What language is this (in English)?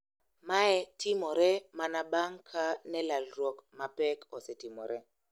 Luo (Kenya and Tanzania)